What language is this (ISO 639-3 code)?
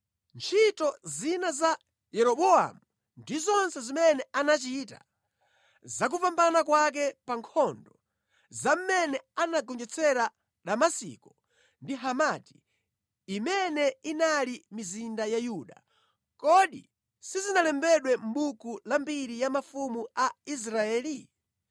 nya